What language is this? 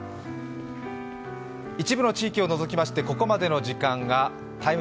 Japanese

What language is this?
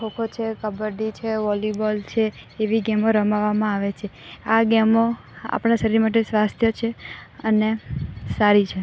Gujarati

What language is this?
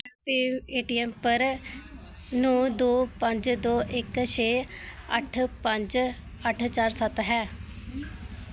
Dogri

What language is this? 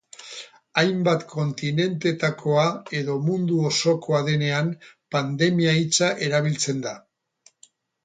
Basque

